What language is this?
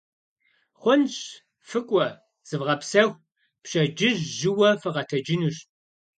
Kabardian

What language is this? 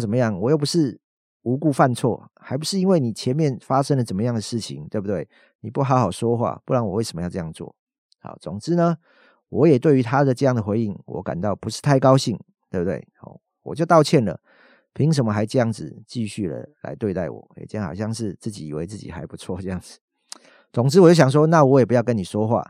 Chinese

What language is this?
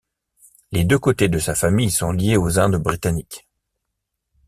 French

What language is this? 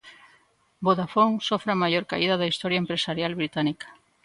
Galician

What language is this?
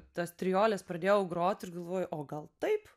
Lithuanian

